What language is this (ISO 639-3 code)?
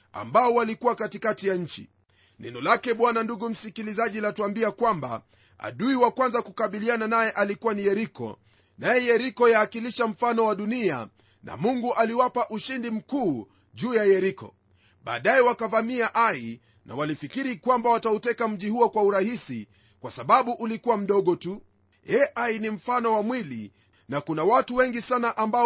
swa